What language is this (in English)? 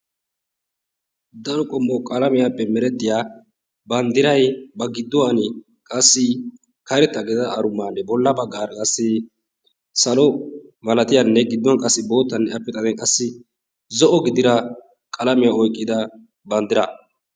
Wolaytta